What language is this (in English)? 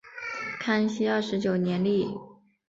Chinese